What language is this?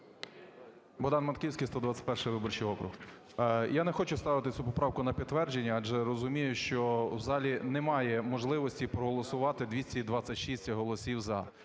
Ukrainian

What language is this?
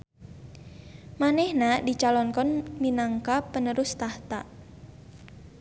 Sundanese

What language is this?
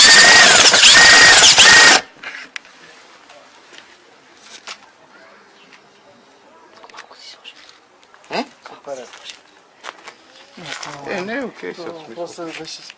Bulgarian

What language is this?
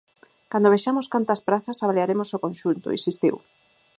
Galician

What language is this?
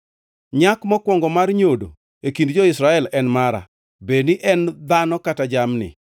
Luo (Kenya and Tanzania)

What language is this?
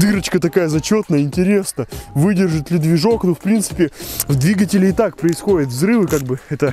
Russian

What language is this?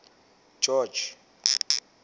Southern Sotho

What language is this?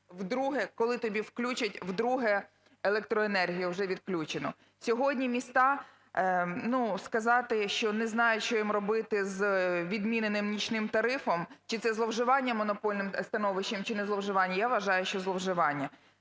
Ukrainian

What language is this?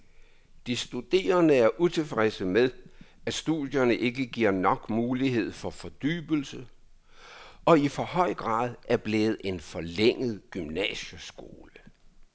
Danish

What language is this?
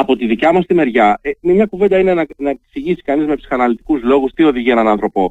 Greek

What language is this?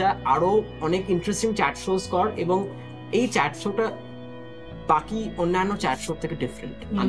Bangla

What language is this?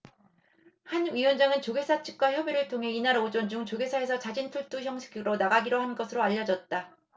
Korean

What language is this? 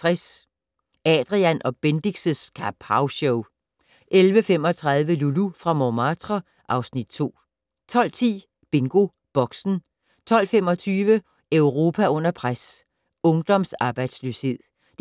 Danish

